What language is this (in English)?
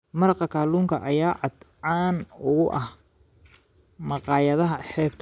Somali